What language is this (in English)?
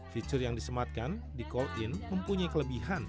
Indonesian